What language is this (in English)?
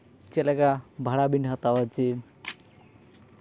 Santali